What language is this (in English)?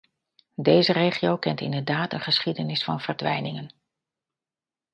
Dutch